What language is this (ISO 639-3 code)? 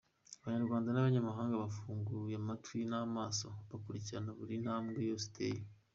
kin